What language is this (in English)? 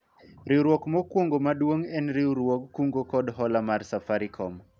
Luo (Kenya and Tanzania)